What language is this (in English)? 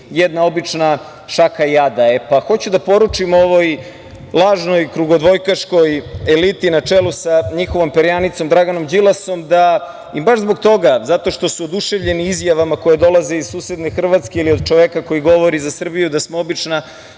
Serbian